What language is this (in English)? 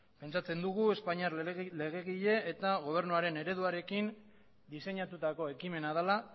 Basque